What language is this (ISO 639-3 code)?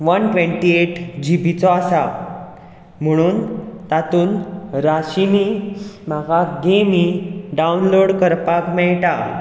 kok